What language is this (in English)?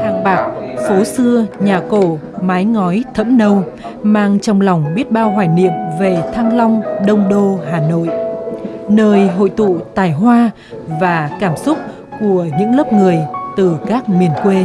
Vietnamese